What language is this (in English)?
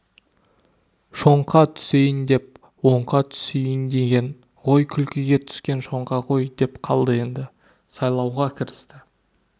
Kazakh